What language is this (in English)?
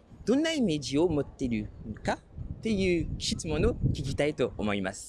Japanese